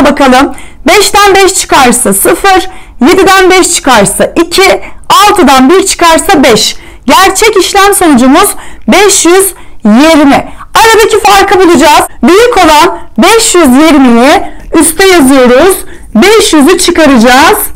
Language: Turkish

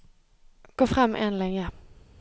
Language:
Norwegian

